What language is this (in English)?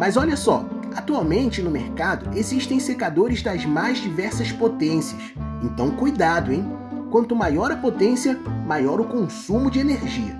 Portuguese